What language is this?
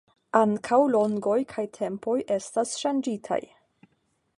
Esperanto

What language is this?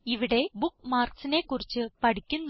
Malayalam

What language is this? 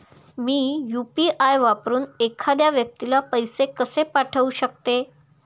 Marathi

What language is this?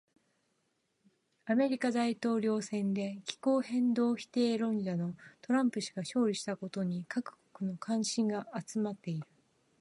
Japanese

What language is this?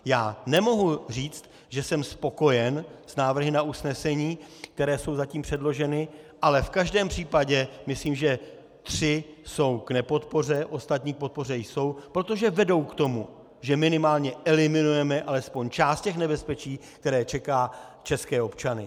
Czech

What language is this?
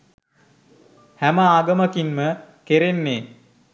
Sinhala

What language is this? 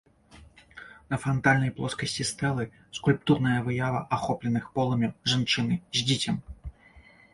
Belarusian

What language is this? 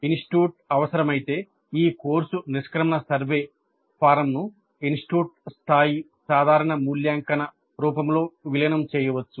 Telugu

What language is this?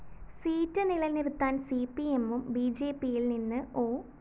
Malayalam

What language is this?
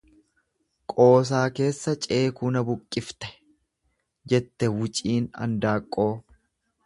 Oromo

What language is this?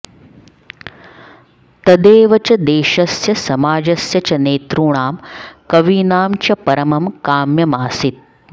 Sanskrit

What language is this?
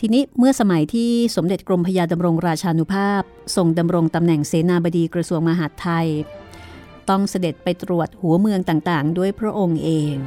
Thai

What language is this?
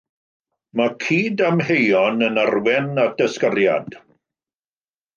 Welsh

